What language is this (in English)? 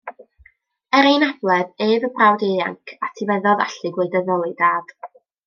Welsh